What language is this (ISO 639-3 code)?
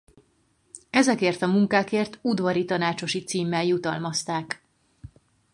hun